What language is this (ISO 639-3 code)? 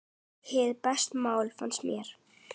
isl